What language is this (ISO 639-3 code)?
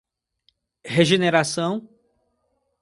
por